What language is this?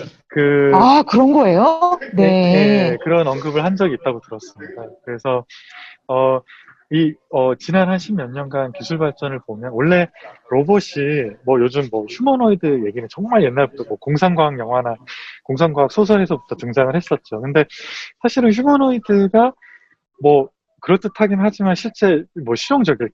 Korean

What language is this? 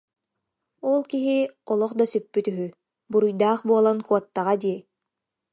Yakut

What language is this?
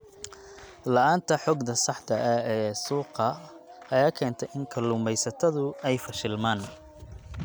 Somali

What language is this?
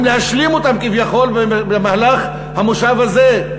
Hebrew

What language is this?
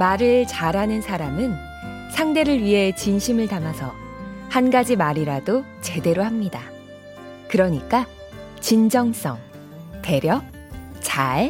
Korean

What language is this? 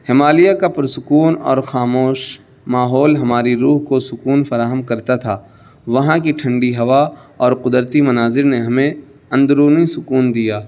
Urdu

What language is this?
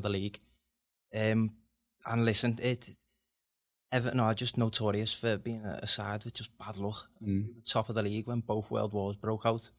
English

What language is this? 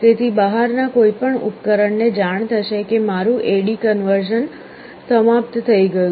Gujarati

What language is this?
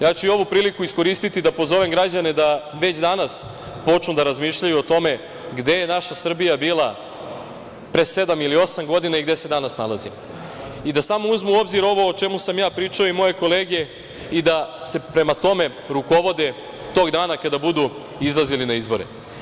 Serbian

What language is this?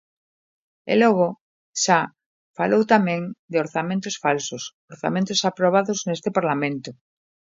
Galician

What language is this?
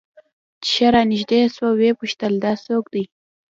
Pashto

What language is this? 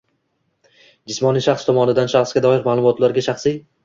Uzbek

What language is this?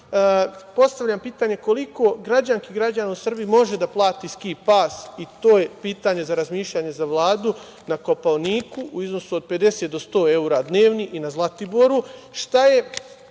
Serbian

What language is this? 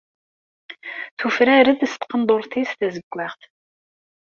Kabyle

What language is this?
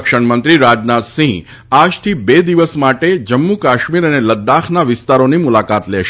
Gujarati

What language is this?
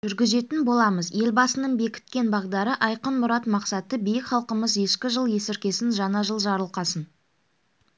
Kazakh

